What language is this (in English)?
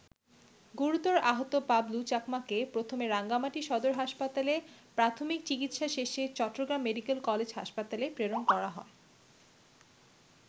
Bangla